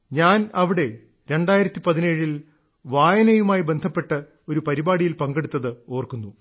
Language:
Malayalam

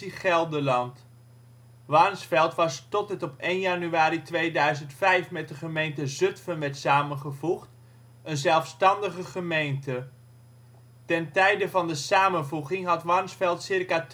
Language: Dutch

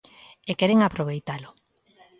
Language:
Galician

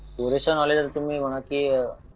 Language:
Marathi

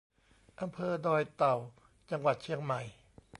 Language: Thai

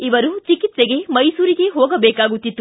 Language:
Kannada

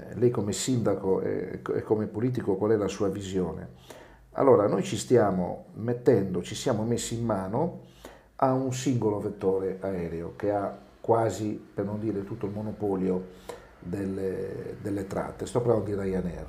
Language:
Italian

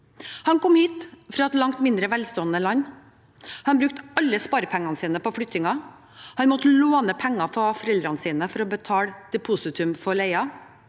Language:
Norwegian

